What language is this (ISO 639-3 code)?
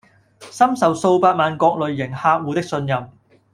yue